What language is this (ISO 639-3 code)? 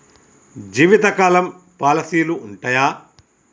tel